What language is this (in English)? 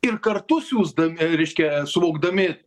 Lithuanian